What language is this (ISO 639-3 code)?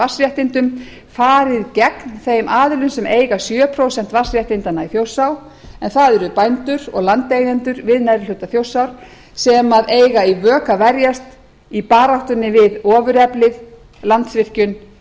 isl